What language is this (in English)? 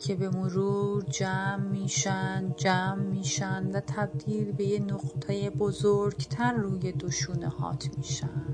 Persian